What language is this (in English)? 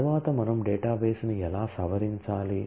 Telugu